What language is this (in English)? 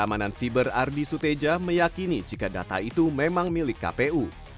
Indonesian